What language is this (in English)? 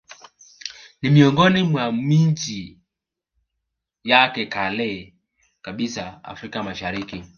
Swahili